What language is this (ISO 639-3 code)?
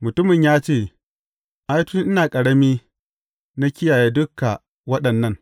hau